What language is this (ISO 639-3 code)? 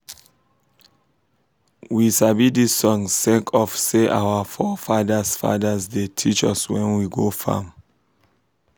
pcm